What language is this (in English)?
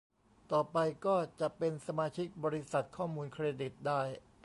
Thai